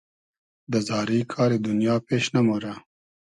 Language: Hazaragi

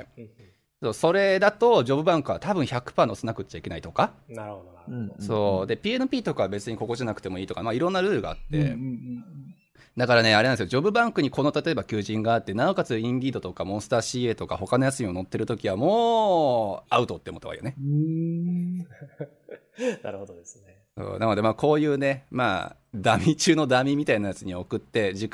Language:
Japanese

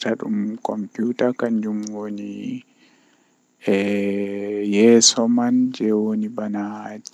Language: Western Niger Fulfulde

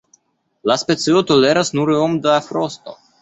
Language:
Esperanto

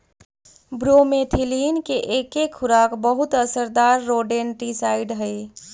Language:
Magahi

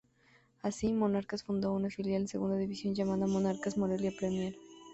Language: Spanish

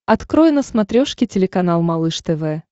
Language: Russian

